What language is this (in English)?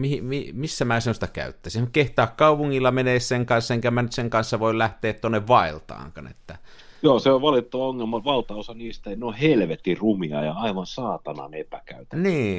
Finnish